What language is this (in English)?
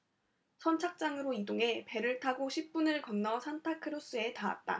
Korean